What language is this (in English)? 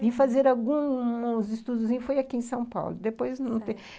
Portuguese